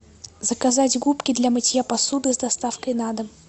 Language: Russian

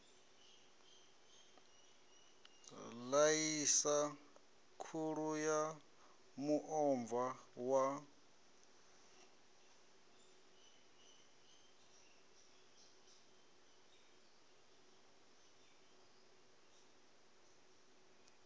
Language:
Venda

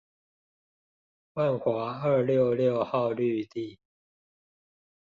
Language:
Chinese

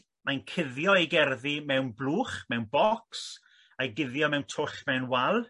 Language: Welsh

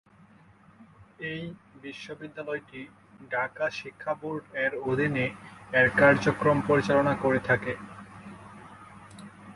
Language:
Bangla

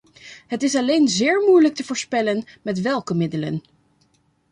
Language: Dutch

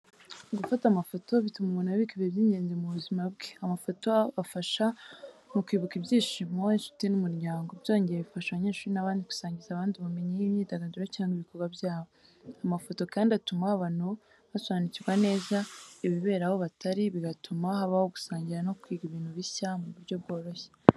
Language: Kinyarwanda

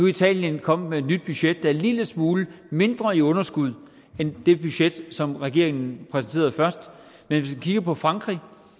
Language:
Danish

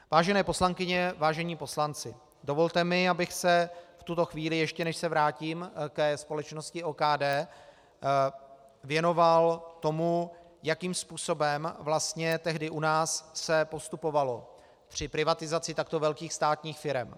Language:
Czech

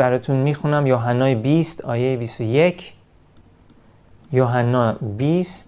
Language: Persian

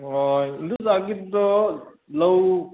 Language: Manipuri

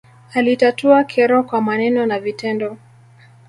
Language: Swahili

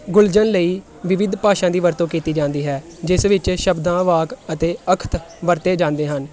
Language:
Punjabi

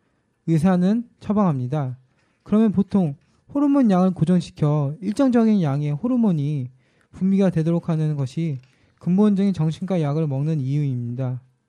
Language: Korean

